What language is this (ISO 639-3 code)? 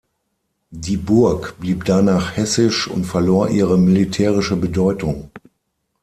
deu